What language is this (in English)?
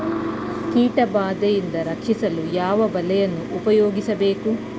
Kannada